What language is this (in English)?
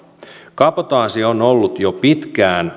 Finnish